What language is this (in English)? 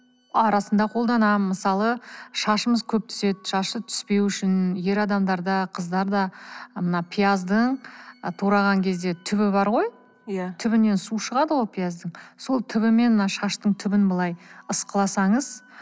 Kazakh